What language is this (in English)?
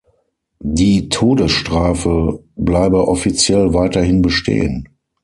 German